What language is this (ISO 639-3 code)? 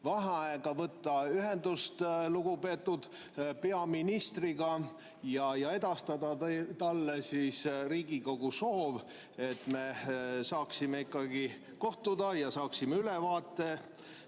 est